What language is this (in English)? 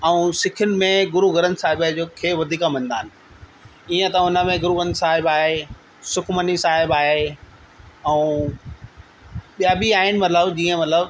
Sindhi